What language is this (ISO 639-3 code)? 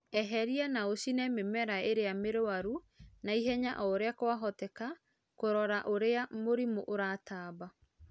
kik